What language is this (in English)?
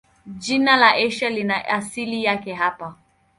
Swahili